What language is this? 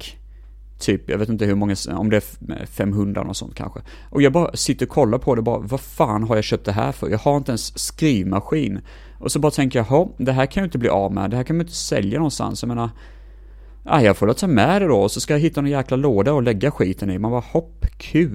Swedish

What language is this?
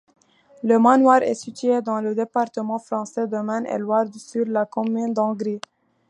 French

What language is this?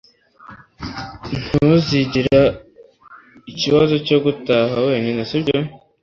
Kinyarwanda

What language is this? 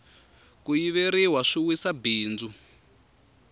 Tsonga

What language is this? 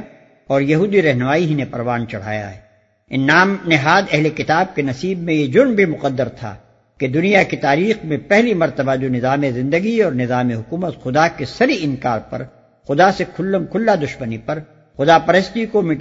Urdu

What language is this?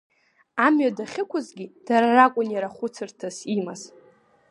Abkhazian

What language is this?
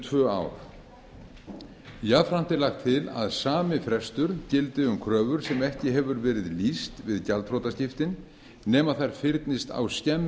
Icelandic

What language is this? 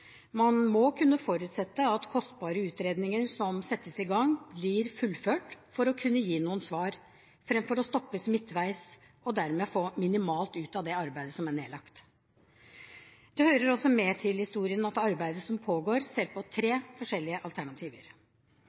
Norwegian Bokmål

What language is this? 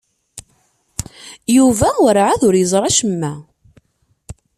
Kabyle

